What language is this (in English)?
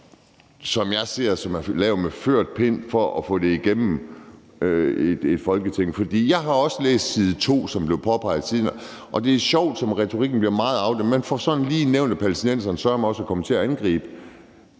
Danish